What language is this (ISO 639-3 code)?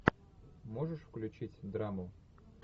rus